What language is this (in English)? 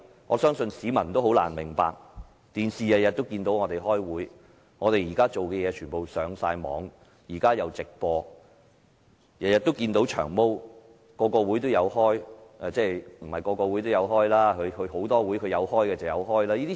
Cantonese